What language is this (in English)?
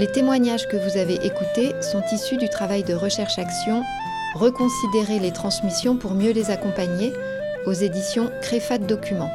French